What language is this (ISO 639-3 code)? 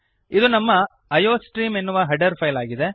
kan